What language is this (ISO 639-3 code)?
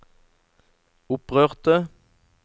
nor